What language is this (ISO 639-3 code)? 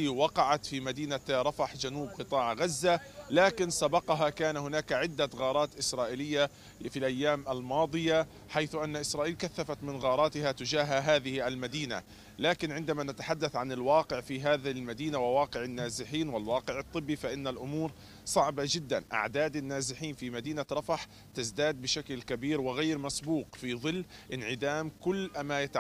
ara